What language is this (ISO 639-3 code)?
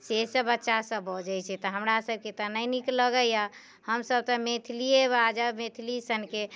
mai